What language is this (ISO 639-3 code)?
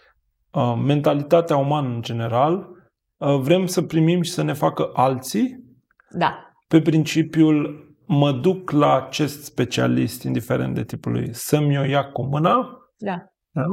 ron